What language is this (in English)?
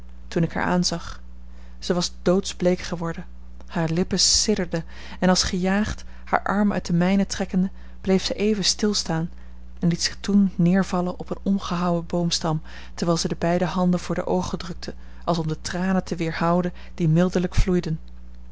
Dutch